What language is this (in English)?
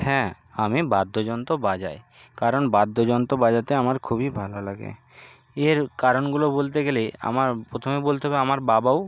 Bangla